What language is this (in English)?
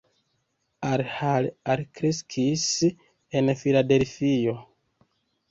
Esperanto